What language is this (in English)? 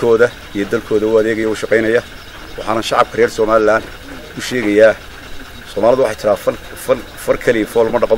Arabic